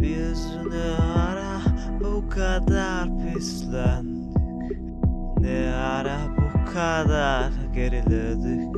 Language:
Turkish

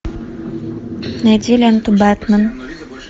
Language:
Russian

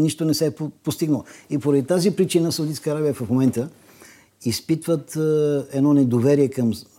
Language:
Bulgarian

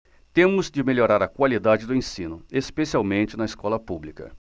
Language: Portuguese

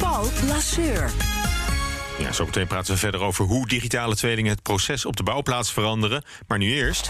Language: Dutch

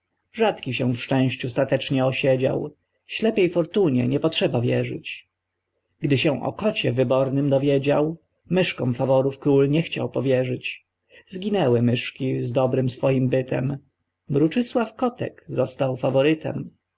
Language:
Polish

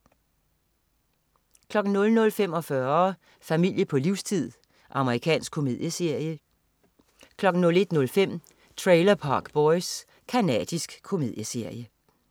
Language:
Danish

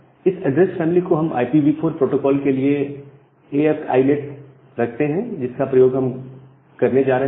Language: Hindi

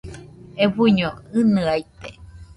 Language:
Nüpode Huitoto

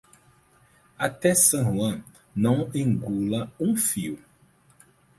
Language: Portuguese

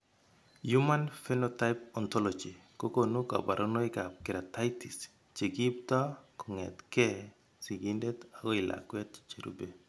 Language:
Kalenjin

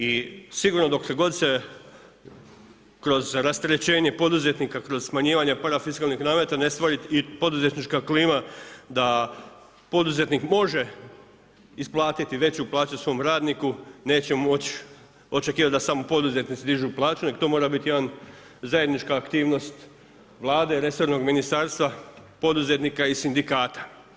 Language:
Croatian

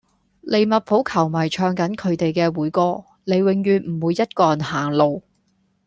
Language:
Cantonese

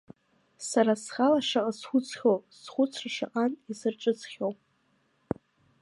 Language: Abkhazian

